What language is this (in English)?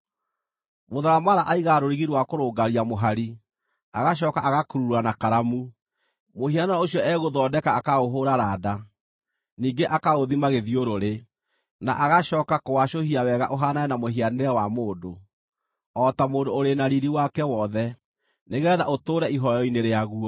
Kikuyu